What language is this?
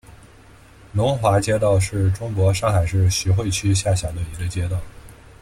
Chinese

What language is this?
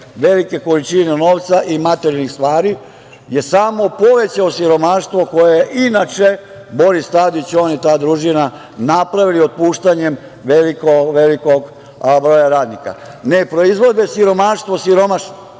Serbian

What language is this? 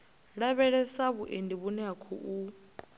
Venda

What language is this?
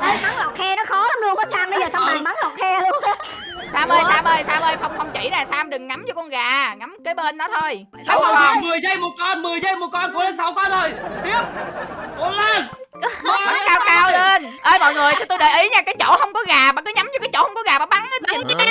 Vietnamese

